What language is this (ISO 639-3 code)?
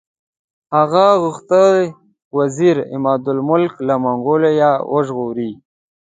pus